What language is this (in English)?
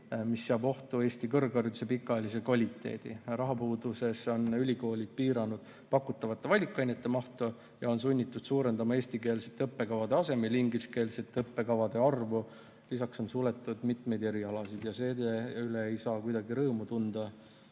Estonian